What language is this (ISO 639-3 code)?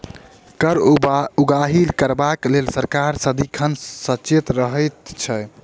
mai